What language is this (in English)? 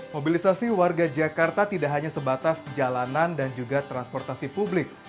Indonesian